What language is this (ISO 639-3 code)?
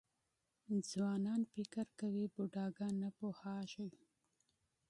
pus